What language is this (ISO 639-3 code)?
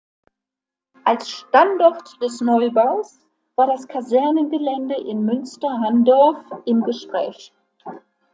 deu